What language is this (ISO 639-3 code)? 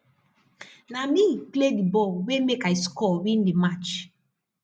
pcm